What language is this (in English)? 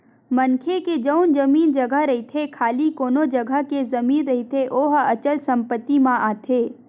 Chhattisgarhi